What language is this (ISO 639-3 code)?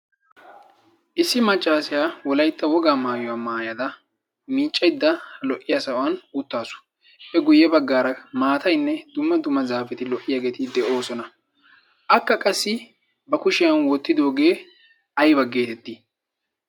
wal